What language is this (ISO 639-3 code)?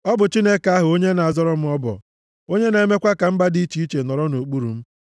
ibo